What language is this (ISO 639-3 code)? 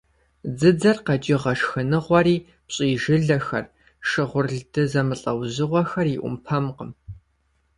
kbd